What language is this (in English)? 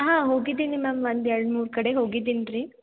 Kannada